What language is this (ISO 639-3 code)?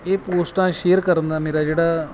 pan